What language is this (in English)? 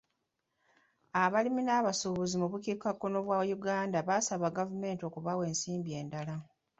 Ganda